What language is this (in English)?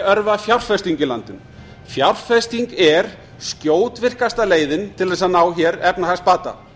Icelandic